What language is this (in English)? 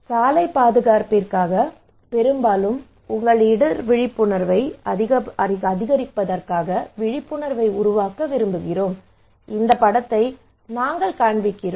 Tamil